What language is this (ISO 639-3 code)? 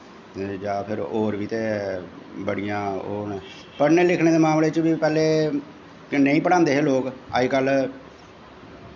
doi